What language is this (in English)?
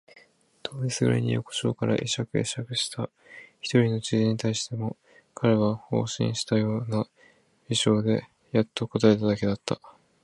Japanese